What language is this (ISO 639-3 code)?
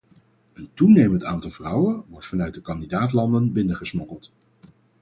nld